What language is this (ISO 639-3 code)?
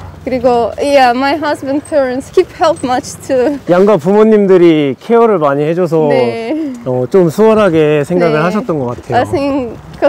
kor